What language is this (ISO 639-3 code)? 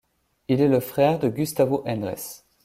fra